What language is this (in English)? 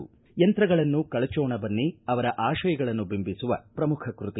Kannada